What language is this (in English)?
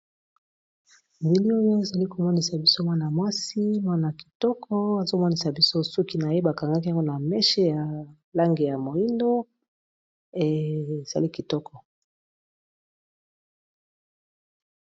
Lingala